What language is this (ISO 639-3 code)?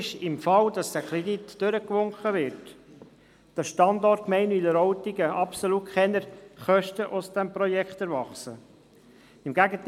gsw